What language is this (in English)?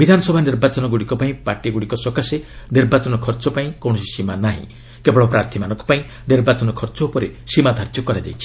Odia